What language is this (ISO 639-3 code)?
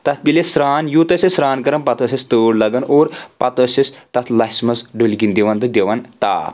kas